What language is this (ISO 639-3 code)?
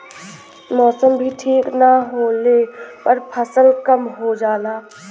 bho